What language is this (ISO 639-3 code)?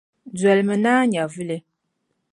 dag